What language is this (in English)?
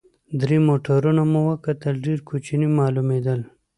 Pashto